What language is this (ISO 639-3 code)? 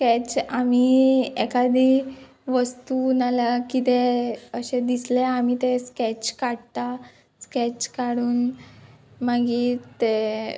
kok